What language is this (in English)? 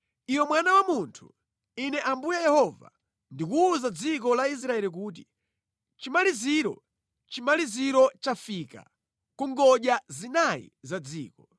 Nyanja